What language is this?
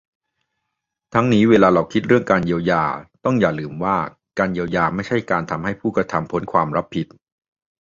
Thai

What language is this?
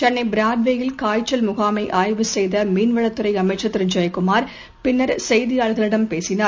Tamil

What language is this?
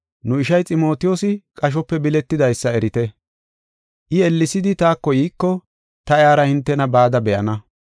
Gofa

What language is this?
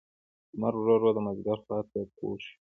Pashto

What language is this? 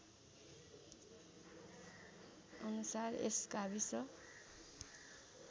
Nepali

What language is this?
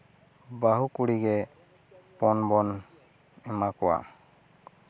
Santali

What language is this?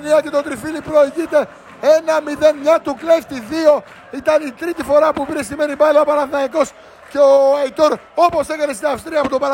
Greek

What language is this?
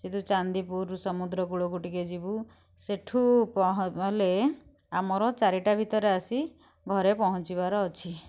Odia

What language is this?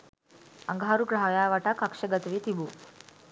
Sinhala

